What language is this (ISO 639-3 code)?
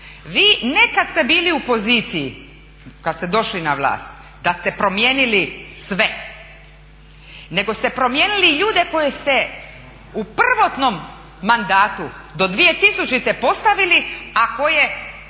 hrv